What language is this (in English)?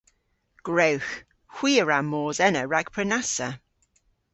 Cornish